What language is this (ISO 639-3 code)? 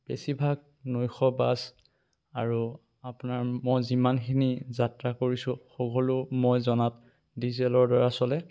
asm